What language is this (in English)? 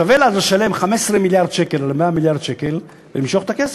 Hebrew